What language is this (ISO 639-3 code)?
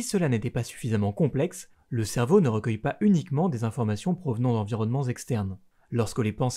fra